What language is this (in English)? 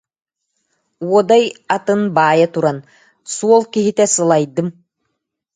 Yakut